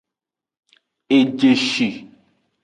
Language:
Aja (Benin)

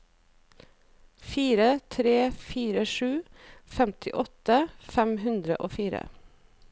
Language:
Norwegian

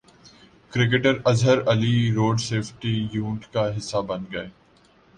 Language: Urdu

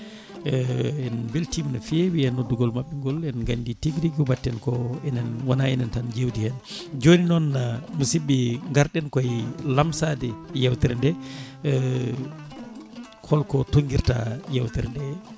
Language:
Fula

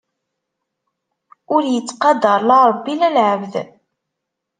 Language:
Kabyle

